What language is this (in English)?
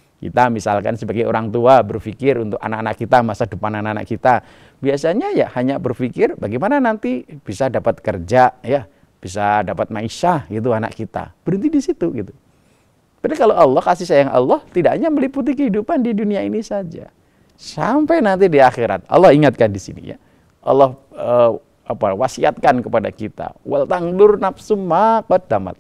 Indonesian